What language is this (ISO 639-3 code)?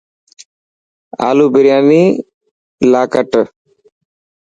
mki